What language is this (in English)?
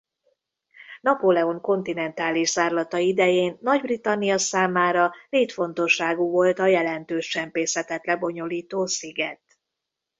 Hungarian